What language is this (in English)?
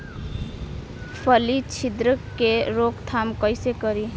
Bhojpuri